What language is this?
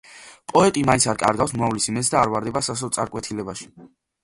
Georgian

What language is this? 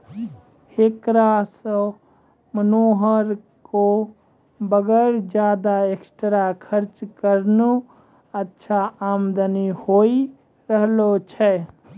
Maithili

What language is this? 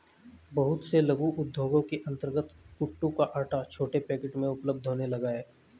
Hindi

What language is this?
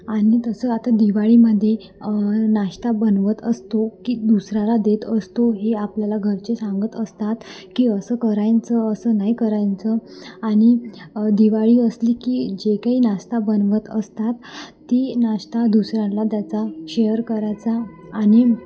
Marathi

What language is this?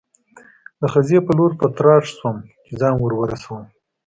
Pashto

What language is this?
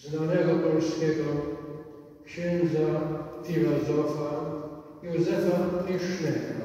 Polish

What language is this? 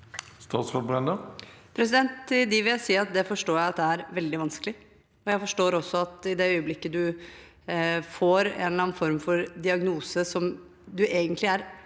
Norwegian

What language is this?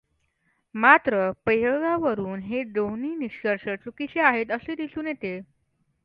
Marathi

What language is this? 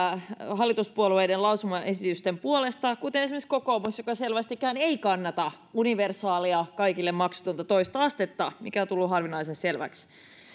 Finnish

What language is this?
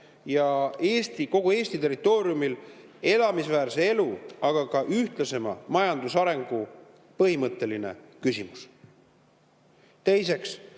Estonian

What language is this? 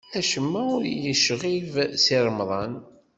Kabyle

